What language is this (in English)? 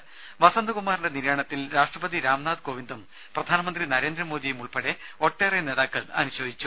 Malayalam